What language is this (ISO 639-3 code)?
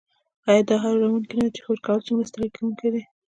pus